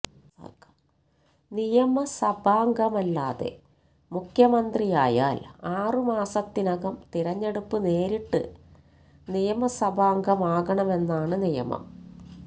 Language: Malayalam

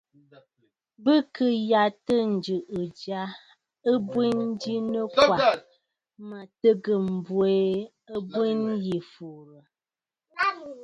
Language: Bafut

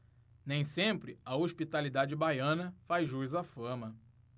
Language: Portuguese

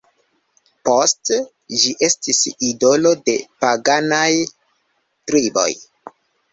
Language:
Esperanto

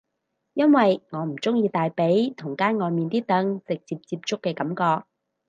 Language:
Cantonese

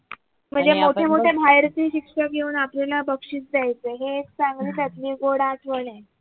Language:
Marathi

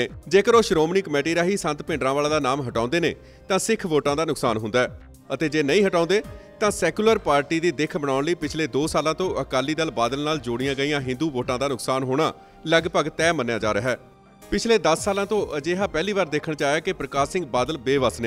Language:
Hindi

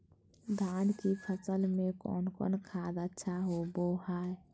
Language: Magahi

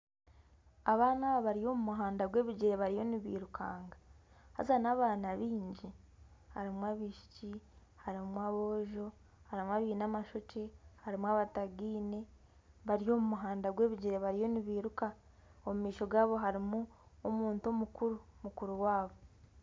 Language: Nyankole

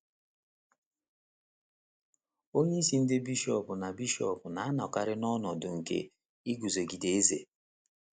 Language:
Igbo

